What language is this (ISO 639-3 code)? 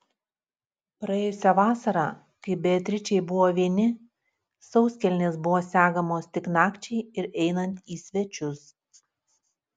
lit